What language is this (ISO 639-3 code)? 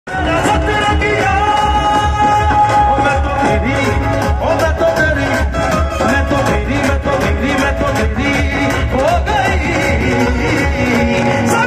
ara